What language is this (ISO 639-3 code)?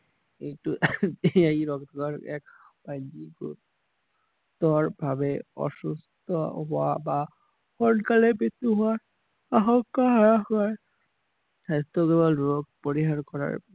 asm